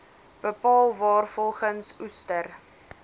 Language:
Afrikaans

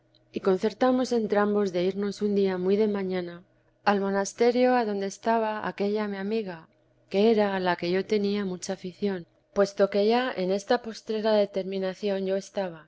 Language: Spanish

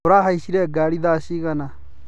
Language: Kikuyu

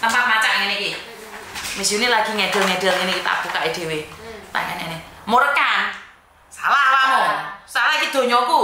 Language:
Indonesian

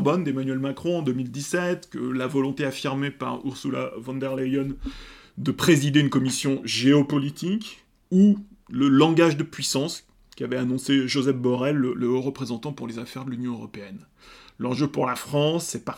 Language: French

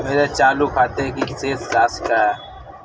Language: Hindi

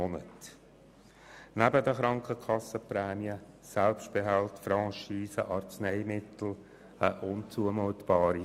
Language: Swiss German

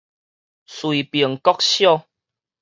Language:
Min Nan Chinese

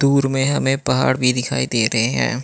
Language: Hindi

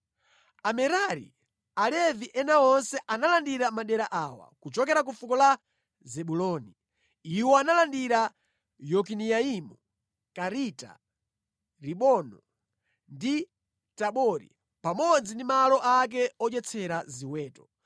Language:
Nyanja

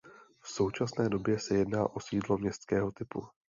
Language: Czech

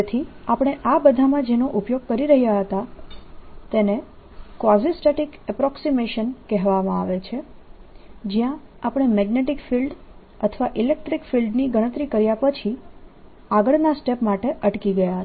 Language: Gujarati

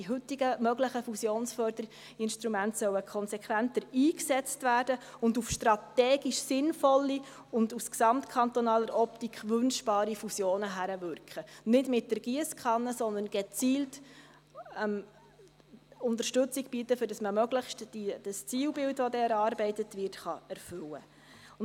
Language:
Swiss German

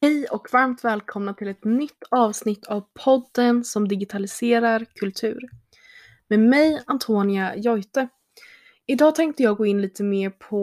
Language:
Swedish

